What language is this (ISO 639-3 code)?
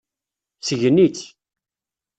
kab